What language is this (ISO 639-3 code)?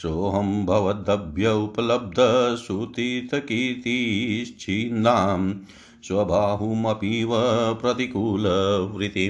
hin